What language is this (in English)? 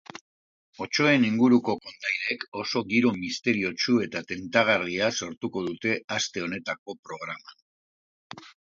Basque